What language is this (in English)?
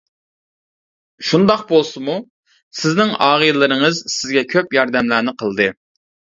Uyghur